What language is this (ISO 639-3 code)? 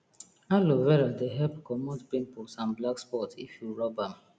pcm